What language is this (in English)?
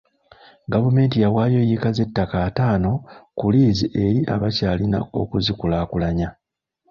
Ganda